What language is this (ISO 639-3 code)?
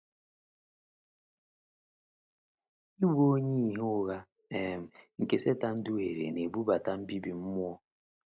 ibo